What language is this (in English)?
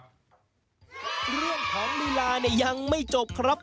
Thai